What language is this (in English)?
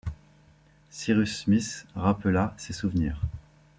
French